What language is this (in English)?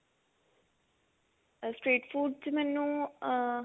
Punjabi